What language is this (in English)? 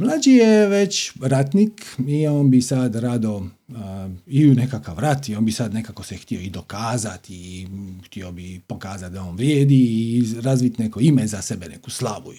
Croatian